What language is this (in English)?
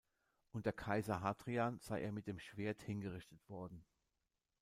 German